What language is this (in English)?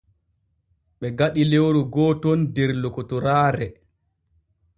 Borgu Fulfulde